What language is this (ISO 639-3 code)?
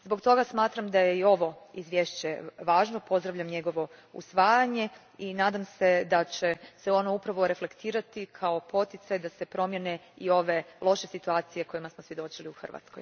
hrv